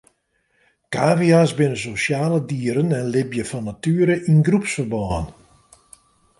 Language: Western Frisian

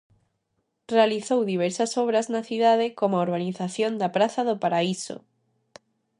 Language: Galician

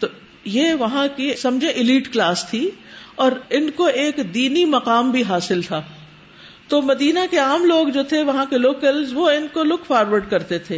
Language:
Urdu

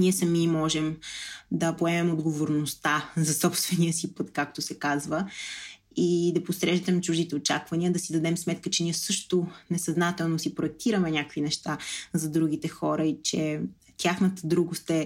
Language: Bulgarian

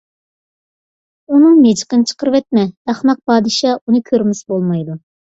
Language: Uyghur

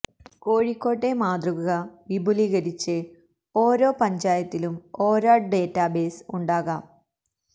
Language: Malayalam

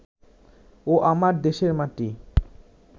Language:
Bangla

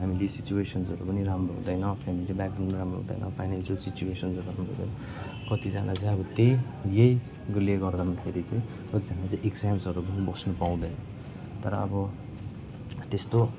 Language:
Nepali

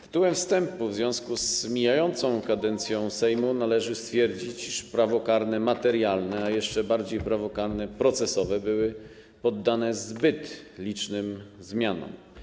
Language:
Polish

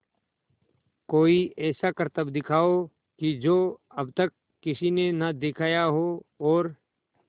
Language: Hindi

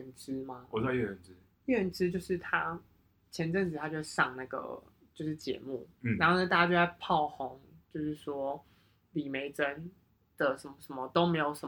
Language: Chinese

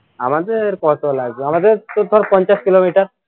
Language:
Bangla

